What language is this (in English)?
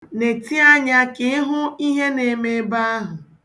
Igbo